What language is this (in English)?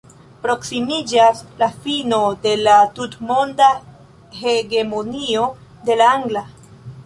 Esperanto